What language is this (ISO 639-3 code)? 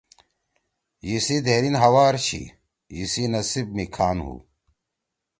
trw